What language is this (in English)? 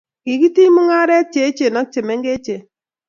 Kalenjin